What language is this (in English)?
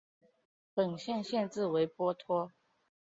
Chinese